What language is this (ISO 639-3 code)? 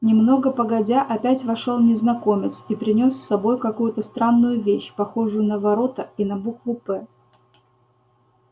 rus